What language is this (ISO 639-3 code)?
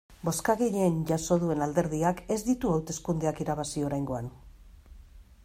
eus